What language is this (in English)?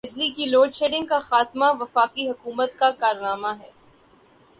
Urdu